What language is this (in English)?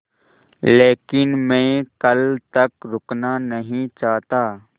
Hindi